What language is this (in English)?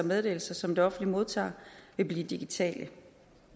Danish